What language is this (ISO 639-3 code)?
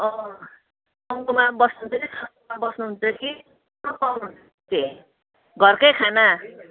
nep